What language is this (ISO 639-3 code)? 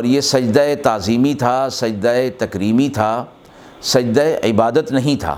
urd